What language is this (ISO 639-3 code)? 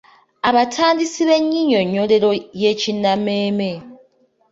lug